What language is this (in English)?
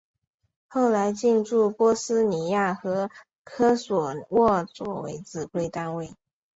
Chinese